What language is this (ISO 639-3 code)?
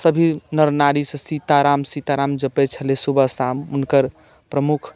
mai